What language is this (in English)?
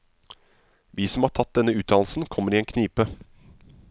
Norwegian